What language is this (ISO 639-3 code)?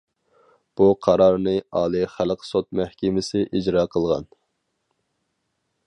uig